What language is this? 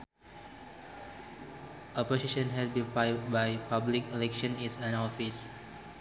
Sundanese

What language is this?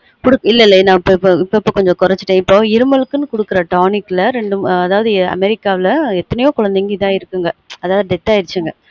Tamil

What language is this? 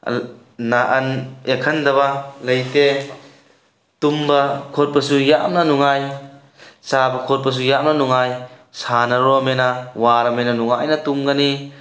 Manipuri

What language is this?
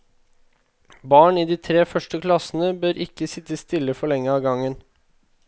Norwegian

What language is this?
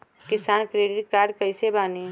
Bhojpuri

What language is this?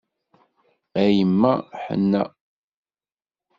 Kabyle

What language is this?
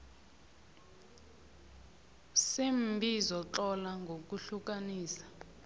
South Ndebele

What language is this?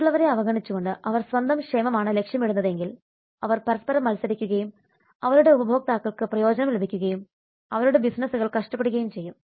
Malayalam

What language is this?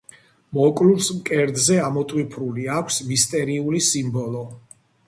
Georgian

